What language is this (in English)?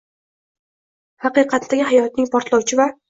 Uzbek